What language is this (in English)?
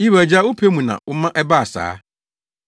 Akan